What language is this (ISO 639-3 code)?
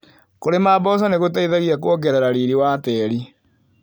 kik